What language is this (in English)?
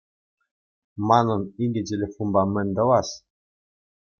Chuvash